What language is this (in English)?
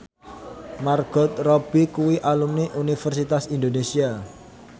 Javanese